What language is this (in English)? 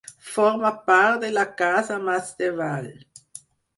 Catalan